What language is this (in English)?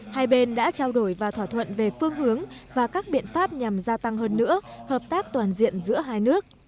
Vietnamese